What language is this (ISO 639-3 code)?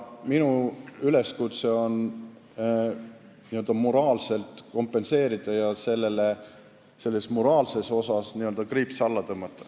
est